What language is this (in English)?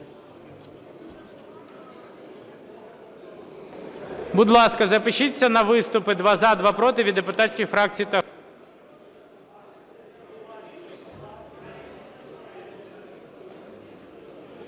Ukrainian